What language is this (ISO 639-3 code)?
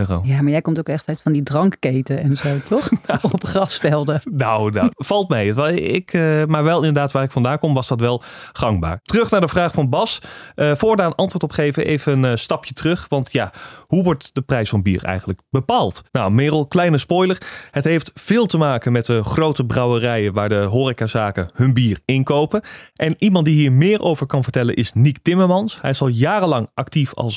nld